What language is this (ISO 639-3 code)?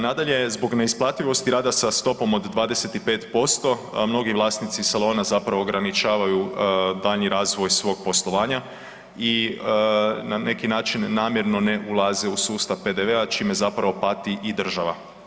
hrv